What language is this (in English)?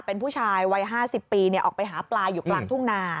Thai